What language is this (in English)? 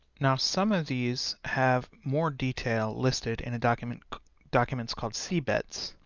English